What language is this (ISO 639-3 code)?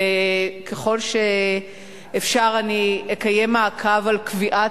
heb